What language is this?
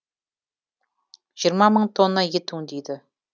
Kazakh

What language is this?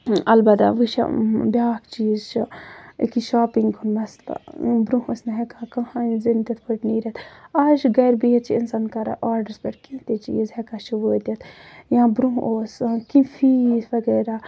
Kashmiri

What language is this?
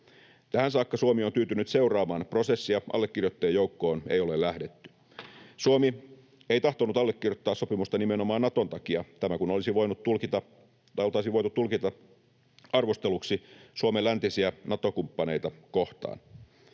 Finnish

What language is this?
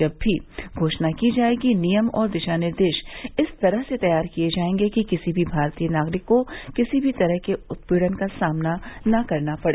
Hindi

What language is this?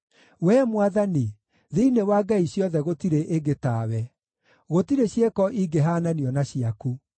Kikuyu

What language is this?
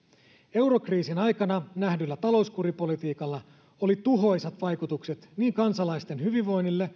Finnish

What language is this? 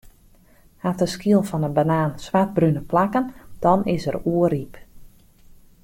Western Frisian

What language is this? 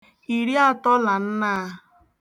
Igbo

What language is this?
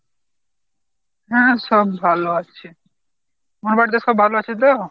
Bangla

